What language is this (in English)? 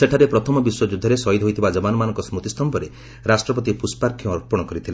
Odia